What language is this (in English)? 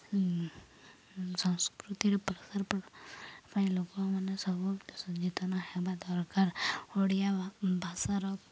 Odia